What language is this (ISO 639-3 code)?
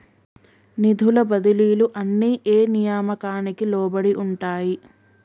tel